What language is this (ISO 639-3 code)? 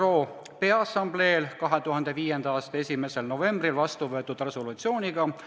est